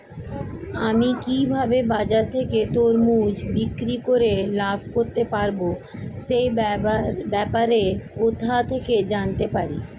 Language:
Bangla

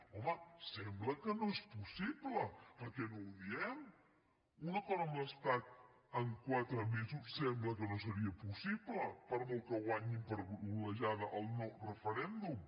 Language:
Catalan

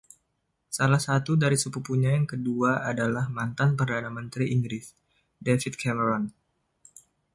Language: Indonesian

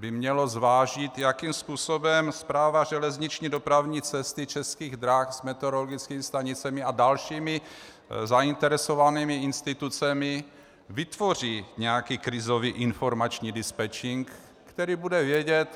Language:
Czech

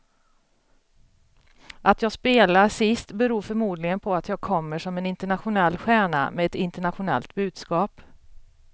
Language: Swedish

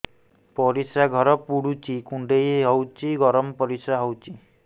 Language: Odia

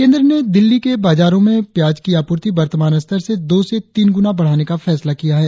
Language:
Hindi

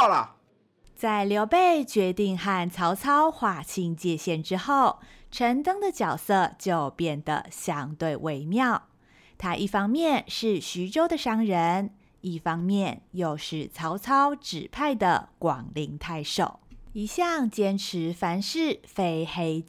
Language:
Chinese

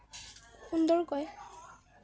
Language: Assamese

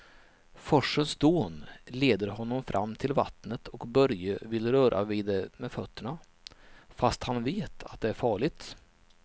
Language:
Swedish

